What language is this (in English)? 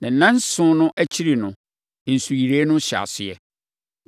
Akan